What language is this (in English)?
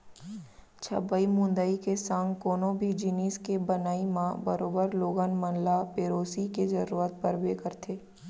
Chhattisgarhi